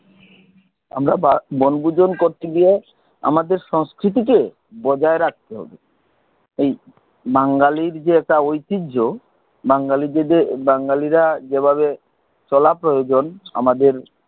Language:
Bangla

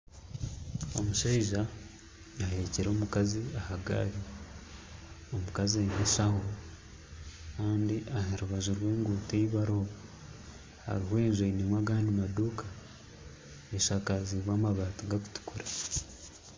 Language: Nyankole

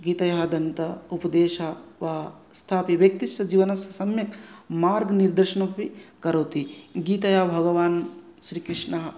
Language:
Sanskrit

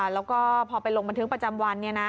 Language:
Thai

